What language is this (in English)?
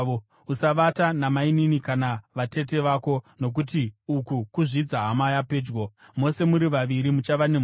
Shona